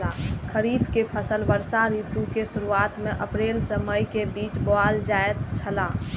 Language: Maithili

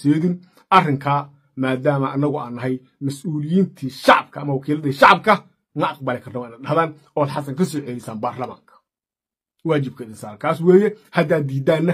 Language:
Arabic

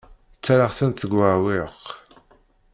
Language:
Kabyle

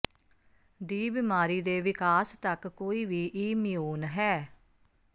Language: Punjabi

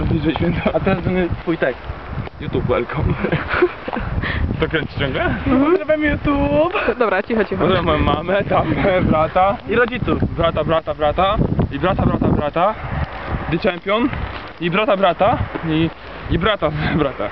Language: Polish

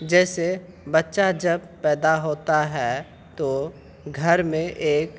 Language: Urdu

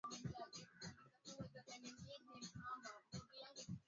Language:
Swahili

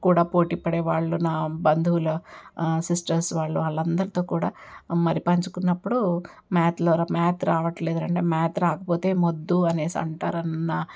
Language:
Telugu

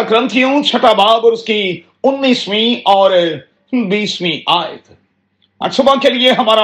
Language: Urdu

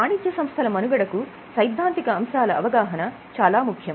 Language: Telugu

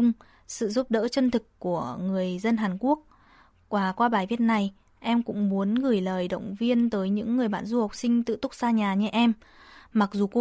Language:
Vietnamese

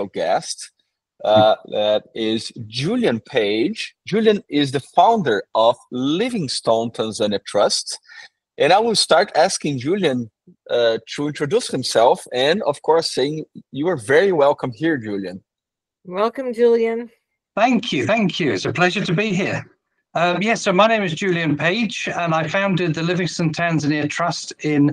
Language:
English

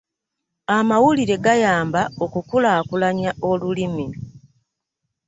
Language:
Ganda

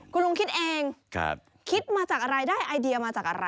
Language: Thai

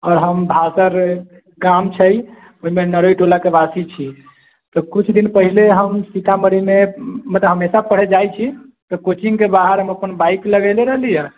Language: Maithili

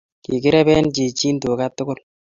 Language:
Kalenjin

